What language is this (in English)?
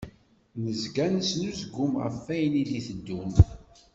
Kabyle